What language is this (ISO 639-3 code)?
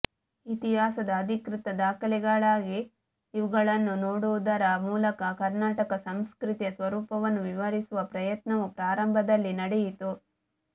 kan